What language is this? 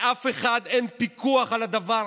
Hebrew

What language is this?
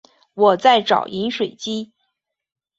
Chinese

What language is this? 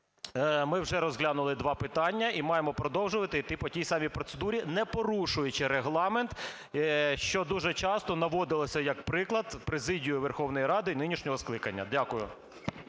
Ukrainian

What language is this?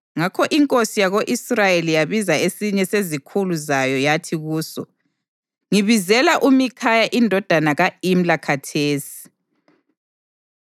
North Ndebele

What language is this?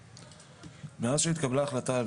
Hebrew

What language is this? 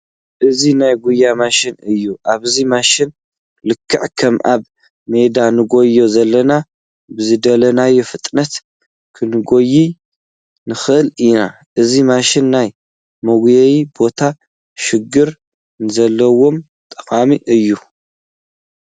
Tigrinya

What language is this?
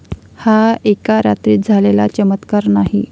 Marathi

